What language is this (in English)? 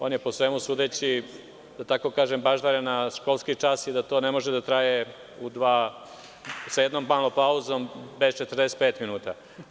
Serbian